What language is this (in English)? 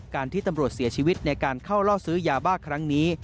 Thai